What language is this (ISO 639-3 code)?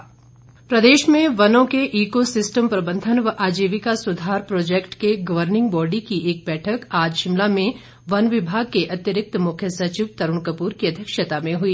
hin